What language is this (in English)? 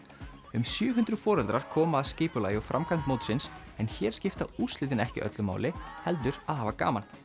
Icelandic